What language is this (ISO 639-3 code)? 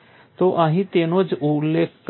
guj